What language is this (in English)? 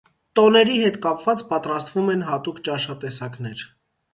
Armenian